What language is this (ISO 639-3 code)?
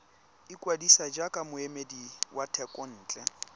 tsn